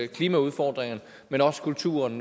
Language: Danish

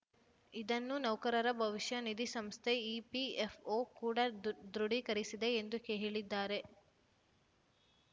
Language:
Kannada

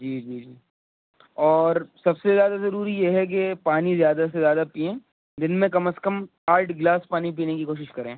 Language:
Urdu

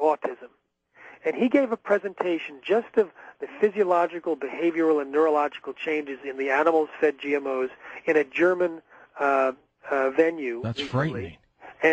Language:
English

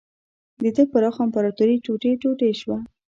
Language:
Pashto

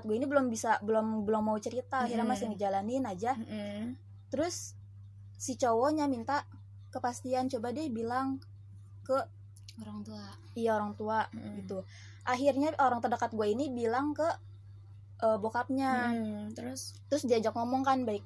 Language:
Indonesian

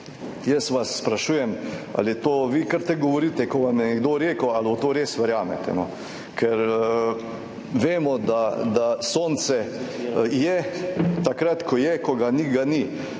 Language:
Slovenian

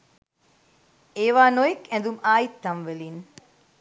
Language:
Sinhala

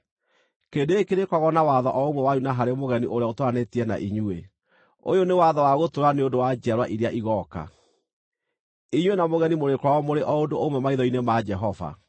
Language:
Kikuyu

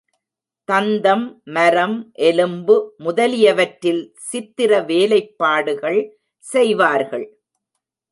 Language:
Tamil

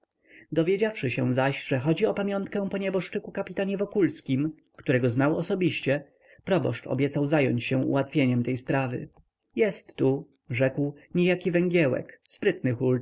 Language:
Polish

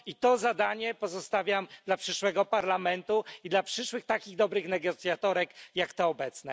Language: Polish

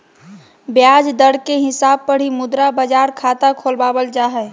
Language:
Magahi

